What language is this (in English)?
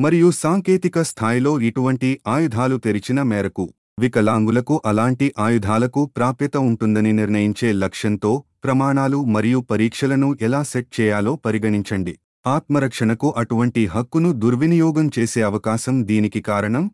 Telugu